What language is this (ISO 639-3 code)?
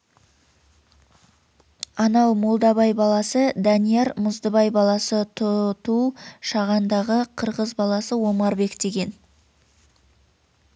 kaz